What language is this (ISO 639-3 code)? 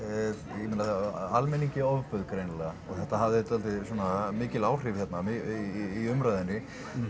isl